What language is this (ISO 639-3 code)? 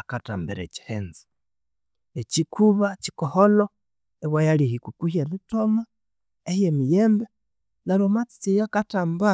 koo